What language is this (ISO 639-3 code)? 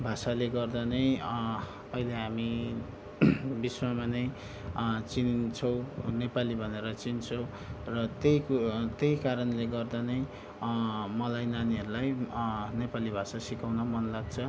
nep